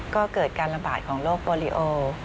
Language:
Thai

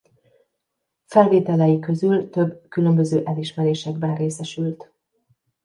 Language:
Hungarian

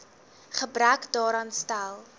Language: Afrikaans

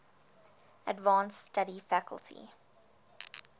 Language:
English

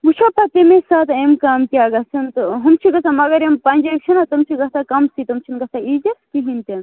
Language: Kashmiri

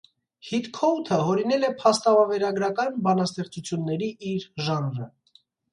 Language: Armenian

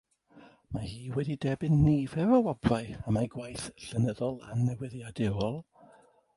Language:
Welsh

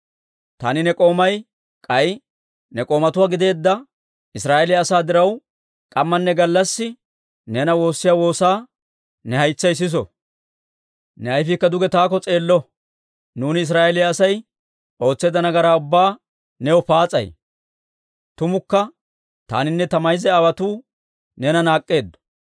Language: Dawro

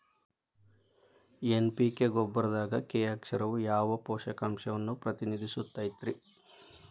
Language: Kannada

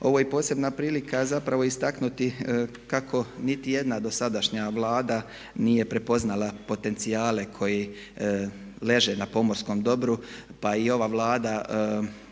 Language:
Croatian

